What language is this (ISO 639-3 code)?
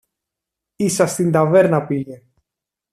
ell